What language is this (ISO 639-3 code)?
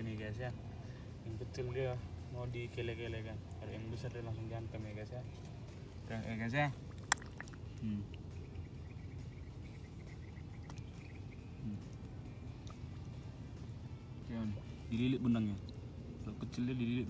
ind